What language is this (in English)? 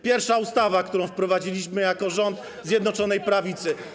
Polish